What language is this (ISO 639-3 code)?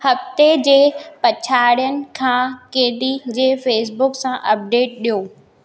snd